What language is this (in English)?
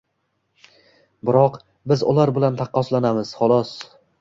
Uzbek